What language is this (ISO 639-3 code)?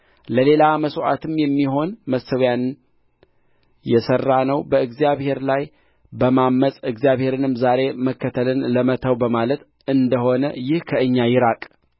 amh